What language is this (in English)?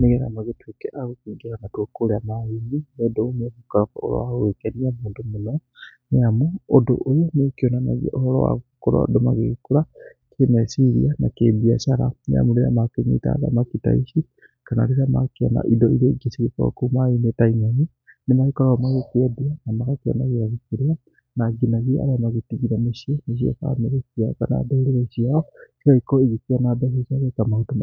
Kikuyu